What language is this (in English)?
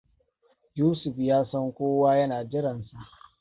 Hausa